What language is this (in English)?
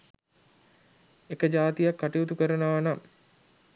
Sinhala